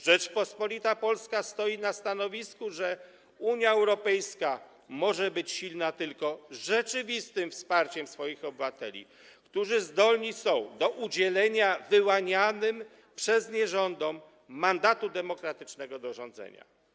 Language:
Polish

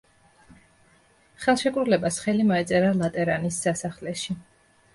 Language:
Georgian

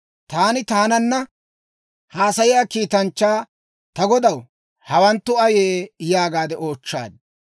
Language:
Dawro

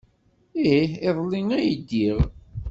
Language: Kabyle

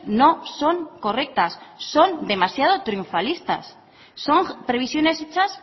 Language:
Spanish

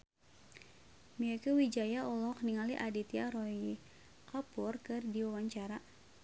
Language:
Sundanese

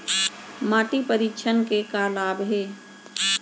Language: Chhattisgarhi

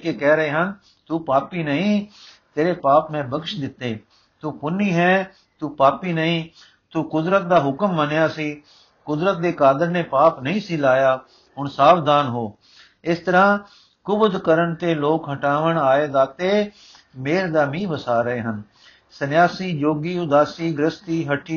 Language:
Punjabi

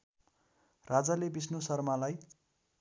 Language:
Nepali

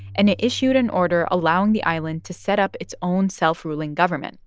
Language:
English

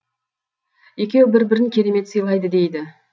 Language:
Kazakh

